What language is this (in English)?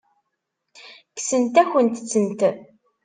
Kabyle